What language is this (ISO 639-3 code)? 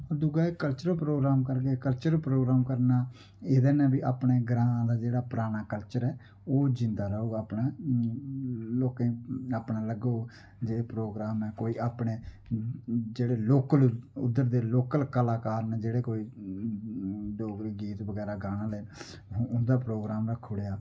doi